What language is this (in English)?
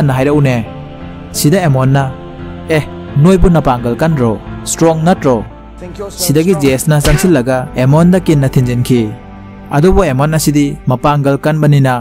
Thai